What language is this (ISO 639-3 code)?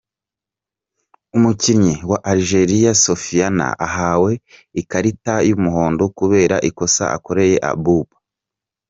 kin